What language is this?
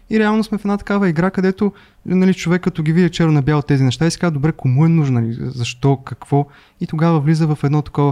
Bulgarian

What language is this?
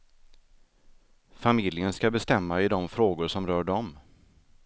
Swedish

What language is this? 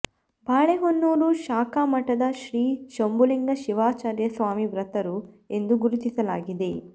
Kannada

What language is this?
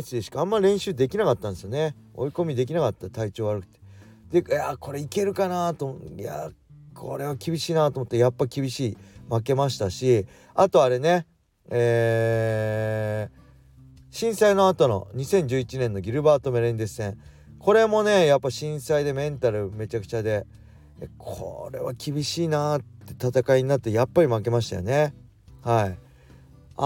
Japanese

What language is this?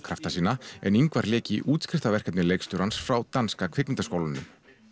Icelandic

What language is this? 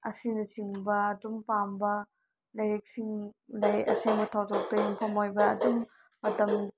Manipuri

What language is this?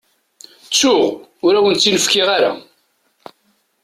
Kabyle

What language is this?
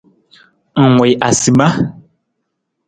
Nawdm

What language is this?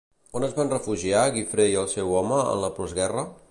Catalan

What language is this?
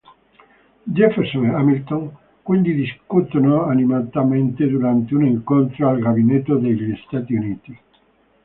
Italian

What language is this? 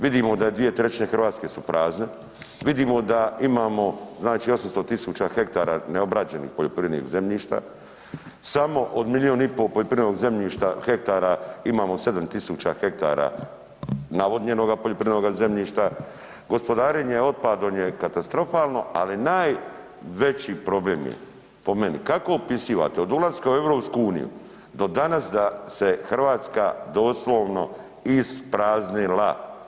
Croatian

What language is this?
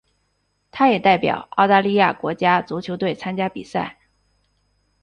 Chinese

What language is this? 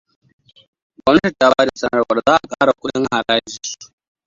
Hausa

